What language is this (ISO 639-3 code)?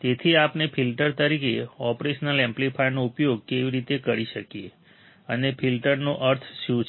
guj